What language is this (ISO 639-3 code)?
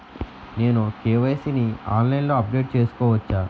tel